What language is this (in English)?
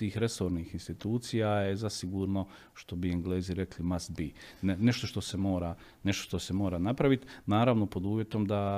Croatian